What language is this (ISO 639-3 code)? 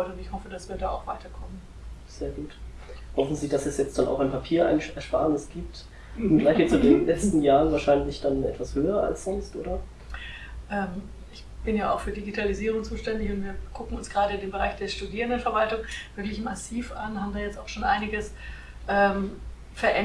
deu